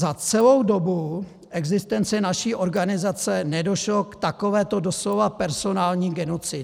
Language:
Czech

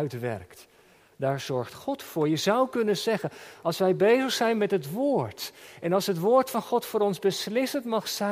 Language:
Dutch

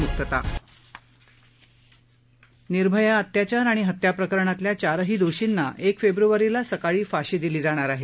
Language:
Marathi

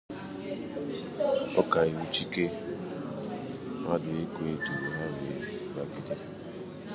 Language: Igbo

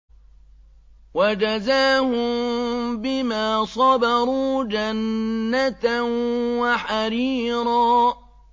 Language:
Arabic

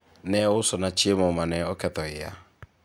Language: Luo (Kenya and Tanzania)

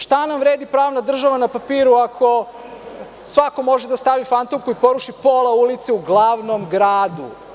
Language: Serbian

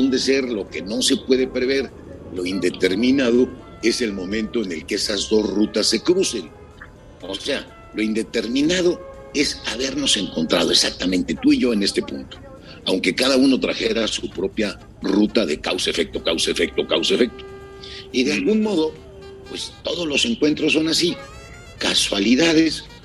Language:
Spanish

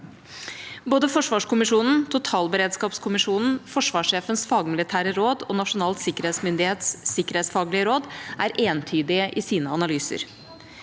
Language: Norwegian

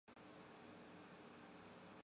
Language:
Chinese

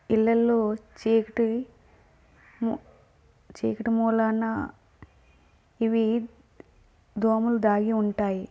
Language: Telugu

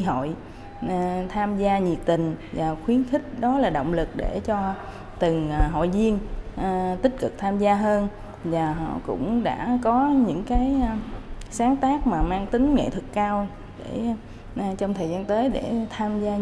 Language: Vietnamese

